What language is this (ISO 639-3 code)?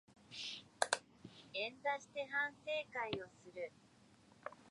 jpn